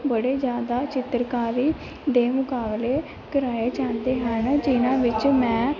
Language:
Punjabi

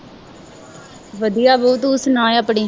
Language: Punjabi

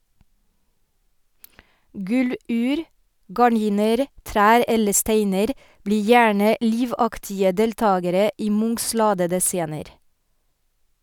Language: Norwegian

